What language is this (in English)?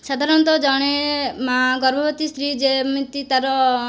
Odia